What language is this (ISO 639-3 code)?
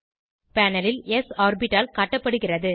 tam